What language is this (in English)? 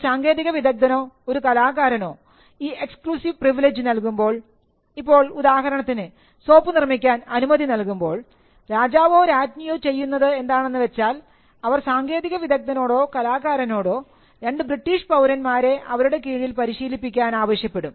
Malayalam